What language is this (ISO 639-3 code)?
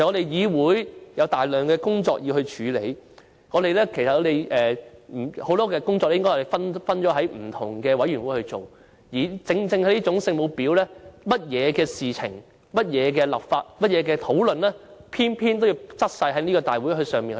yue